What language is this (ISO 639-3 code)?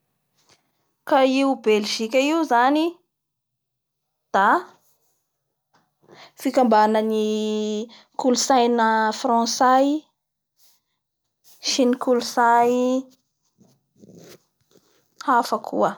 bhr